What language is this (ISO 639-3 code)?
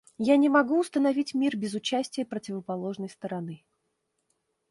rus